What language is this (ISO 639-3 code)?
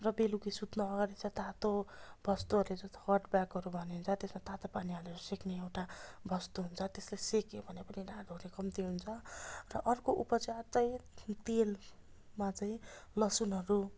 nep